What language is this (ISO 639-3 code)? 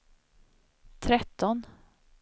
swe